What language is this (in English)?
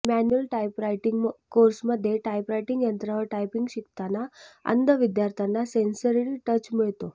Marathi